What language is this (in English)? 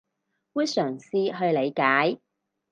Cantonese